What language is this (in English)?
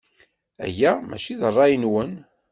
Kabyle